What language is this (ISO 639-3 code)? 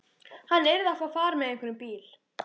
isl